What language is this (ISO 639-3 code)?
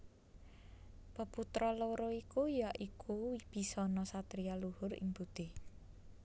jav